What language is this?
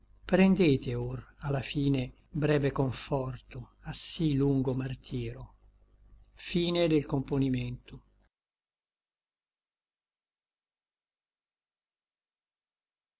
Italian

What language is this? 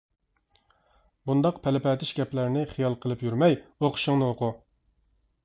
Uyghur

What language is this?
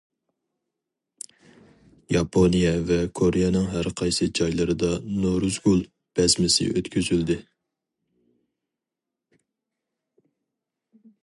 Uyghur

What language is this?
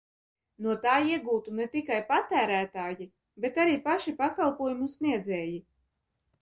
Latvian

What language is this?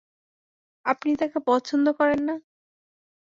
Bangla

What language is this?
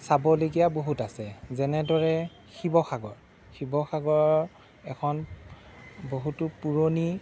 Assamese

